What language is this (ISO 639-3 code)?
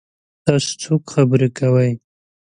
pus